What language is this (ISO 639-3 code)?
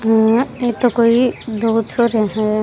raj